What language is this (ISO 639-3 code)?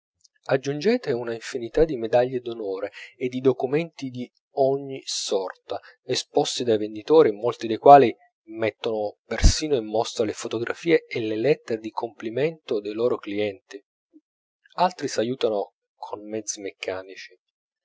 ita